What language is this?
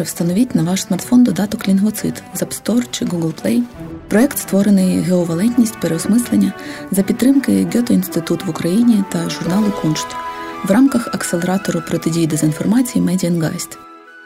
Ukrainian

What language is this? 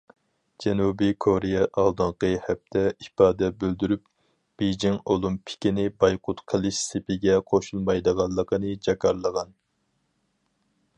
Uyghur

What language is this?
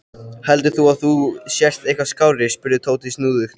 Icelandic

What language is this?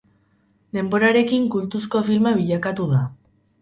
Basque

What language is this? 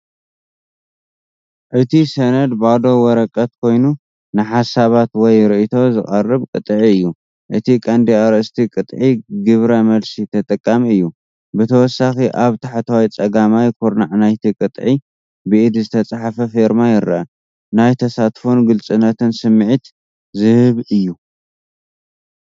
Tigrinya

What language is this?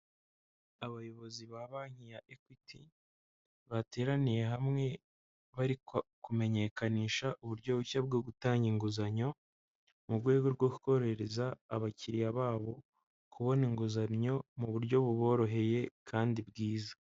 Kinyarwanda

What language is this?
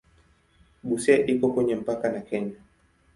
Swahili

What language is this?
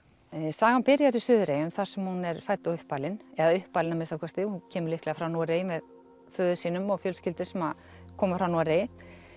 Icelandic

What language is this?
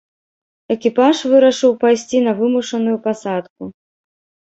Belarusian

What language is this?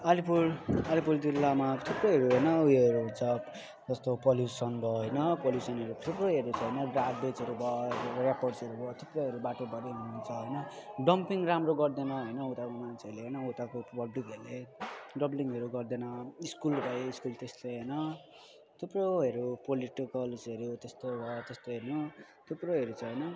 Nepali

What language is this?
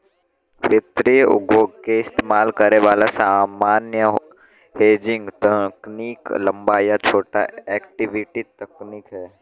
Bhojpuri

